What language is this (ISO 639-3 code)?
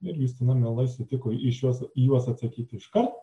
lit